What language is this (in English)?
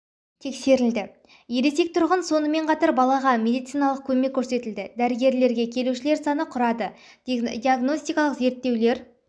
Kazakh